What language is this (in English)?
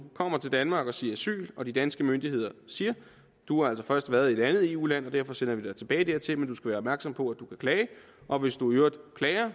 Danish